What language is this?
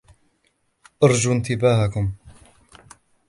Arabic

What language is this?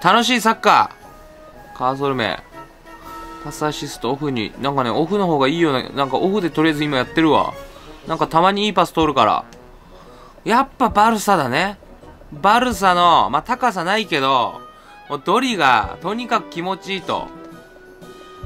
Japanese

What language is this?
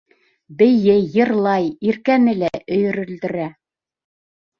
Bashkir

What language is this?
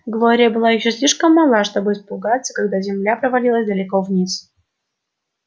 Russian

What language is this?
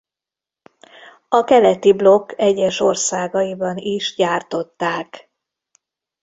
Hungarian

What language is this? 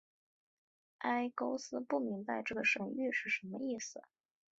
Chinese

